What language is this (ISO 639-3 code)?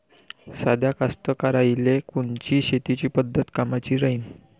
mar